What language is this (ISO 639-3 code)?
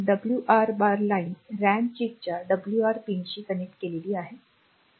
mar